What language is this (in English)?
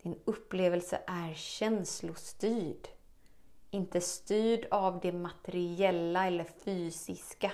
Swedish